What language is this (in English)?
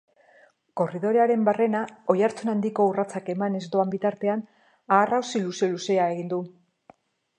Basque